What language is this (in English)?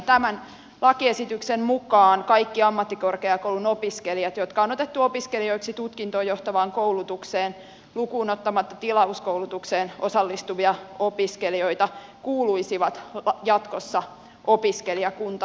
Finnish